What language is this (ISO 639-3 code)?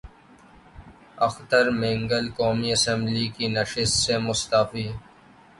urd